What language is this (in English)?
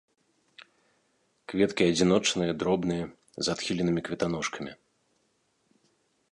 Belarusian